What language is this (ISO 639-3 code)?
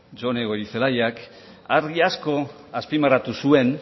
eus